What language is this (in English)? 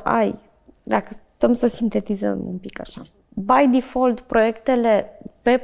Romanian